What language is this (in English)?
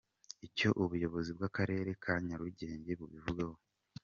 Kinyarwanda